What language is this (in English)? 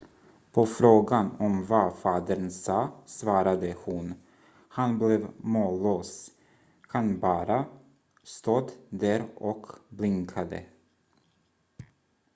Swedish